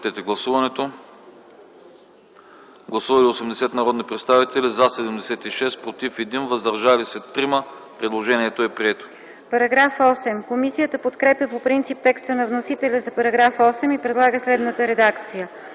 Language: Bulgarian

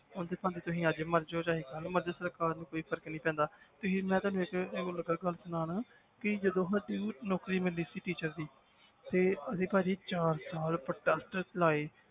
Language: Punjabi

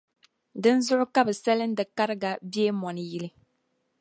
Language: Dagbani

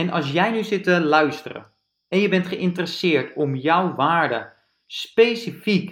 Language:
Dutch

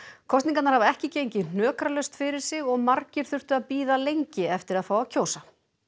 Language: Icelandic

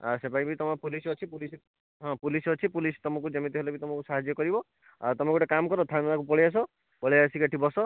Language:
Odia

